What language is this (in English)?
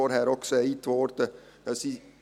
Swiss German